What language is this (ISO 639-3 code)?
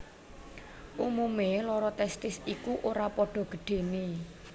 jav